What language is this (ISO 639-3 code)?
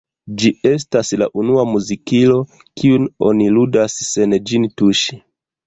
epo